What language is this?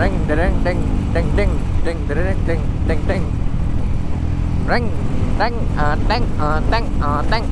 Indonesian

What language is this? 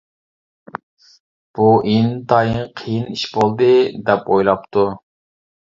Uyghur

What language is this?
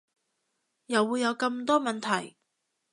Cantonese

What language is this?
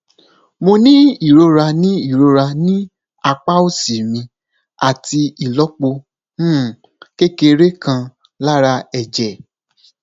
Yoruba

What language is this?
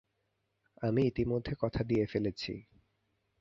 Bangla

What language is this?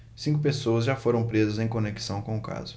Portuguese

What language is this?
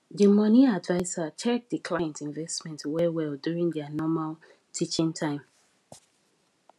Nigerian Pidgin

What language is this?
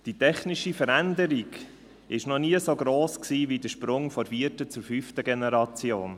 Swiss German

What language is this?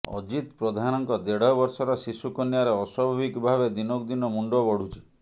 Odia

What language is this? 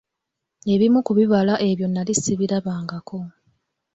Ganda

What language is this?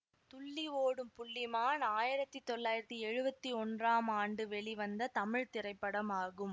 Tamil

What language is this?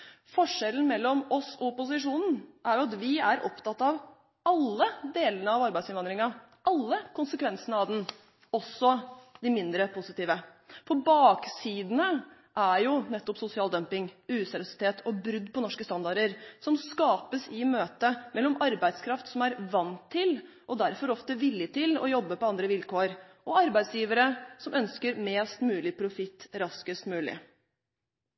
Norwegian Bokmål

